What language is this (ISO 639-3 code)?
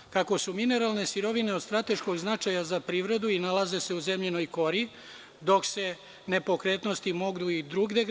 srp